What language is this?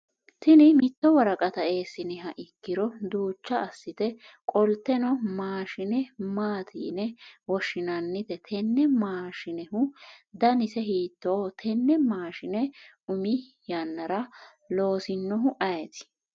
Sidamo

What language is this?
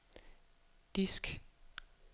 Danish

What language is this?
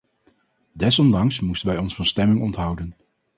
Dutch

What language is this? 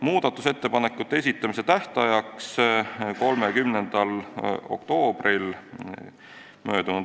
Estonian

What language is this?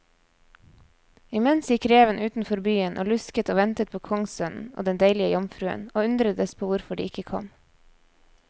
Norwegian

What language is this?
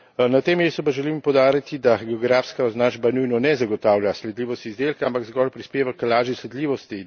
Slovenian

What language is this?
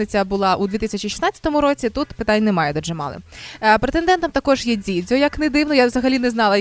Ukrainian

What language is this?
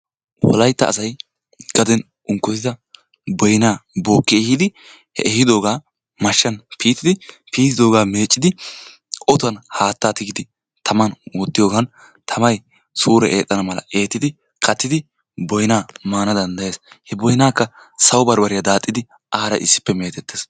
Wolaytta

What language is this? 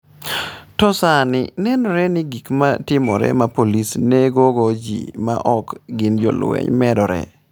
Luo (Kenya and Tanzania)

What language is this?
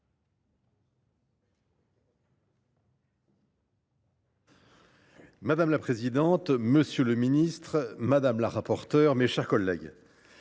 French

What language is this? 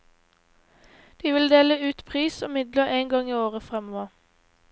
Norwegian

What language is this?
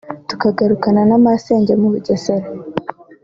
Kinyarwanda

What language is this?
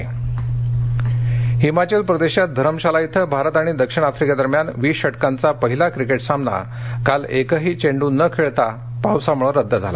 Marathi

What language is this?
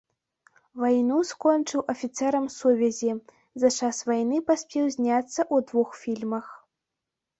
Belarusian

